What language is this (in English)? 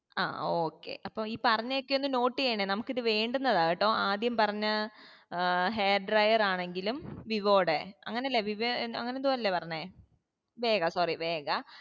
Malayalam